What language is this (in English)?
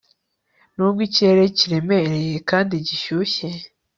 Kinyarwanda